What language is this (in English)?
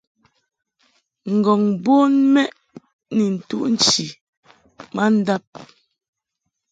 Mungaka